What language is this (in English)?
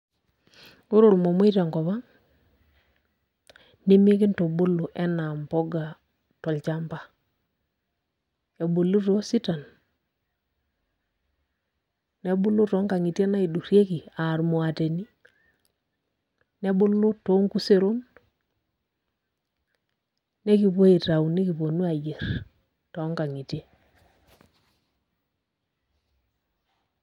Masai